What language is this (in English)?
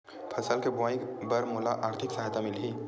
Chhattisgarhi